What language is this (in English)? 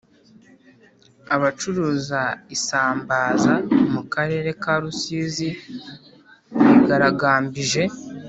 Kinyarwanda